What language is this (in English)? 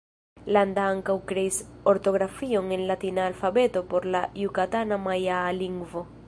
Esperanto